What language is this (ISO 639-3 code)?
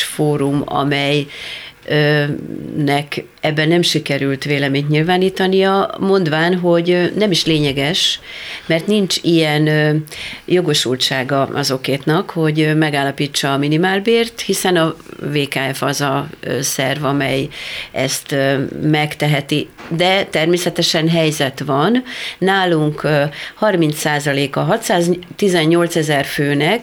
hun